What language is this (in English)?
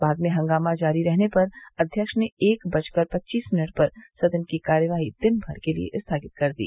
Hindi